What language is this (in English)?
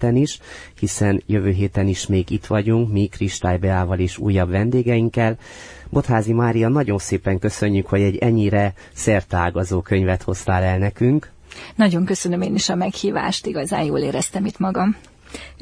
Hungarian